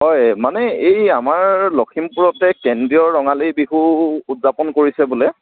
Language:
Assamese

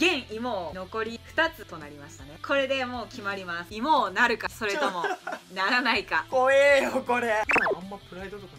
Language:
Japanese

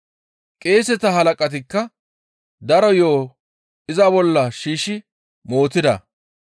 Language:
Gamo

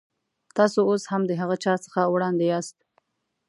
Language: Pashto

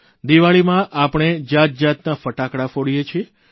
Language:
Gujarati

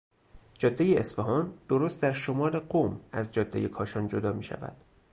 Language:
Persian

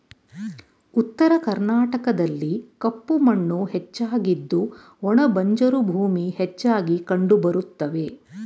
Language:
Kannada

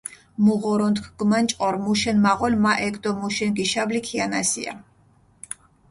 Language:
Mingrelian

